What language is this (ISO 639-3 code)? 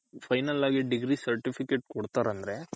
kan